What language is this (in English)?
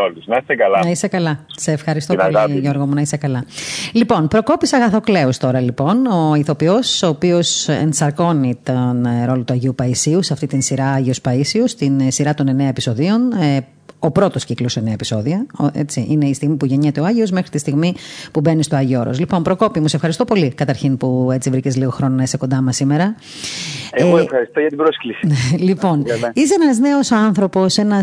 Greek